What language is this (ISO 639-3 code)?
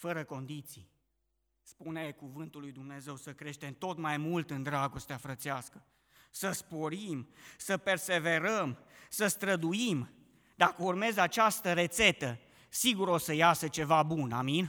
ron